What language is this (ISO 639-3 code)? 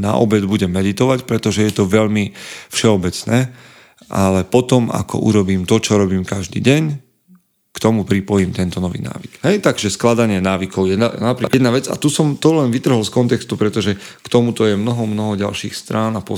slk